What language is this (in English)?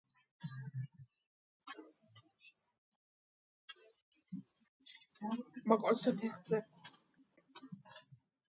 Georgian